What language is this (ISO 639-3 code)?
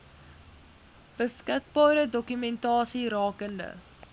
afr